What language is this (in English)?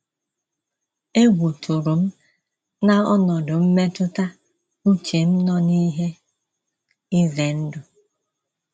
Igbo